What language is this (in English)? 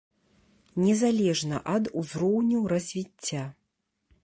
Belarusian